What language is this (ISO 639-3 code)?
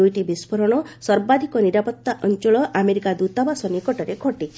ori